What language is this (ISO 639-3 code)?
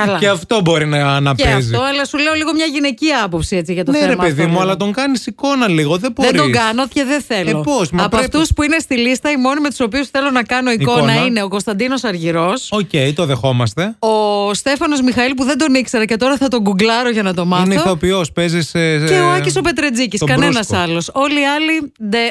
ell